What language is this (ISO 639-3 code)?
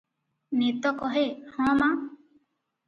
ori